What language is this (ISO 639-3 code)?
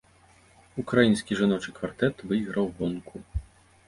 bel